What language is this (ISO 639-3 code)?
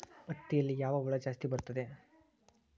kan